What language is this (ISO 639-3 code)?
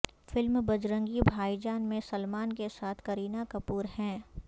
urd